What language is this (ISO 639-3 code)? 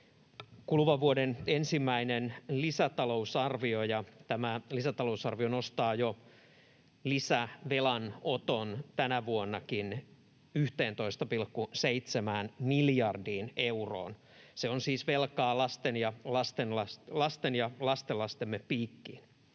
fin